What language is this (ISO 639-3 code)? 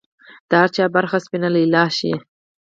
pus